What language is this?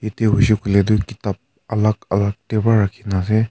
Naga Pidgin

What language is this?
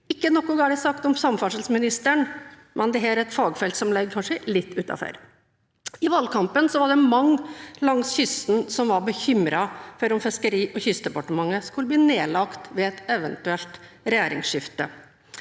Norwegian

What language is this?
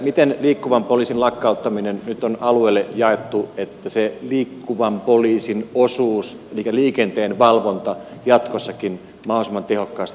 Finnish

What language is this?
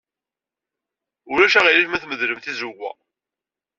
Kabyle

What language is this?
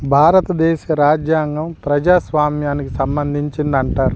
Telugu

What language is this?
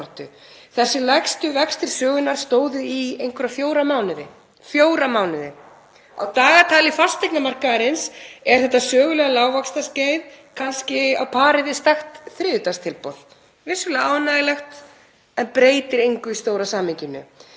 Icelandic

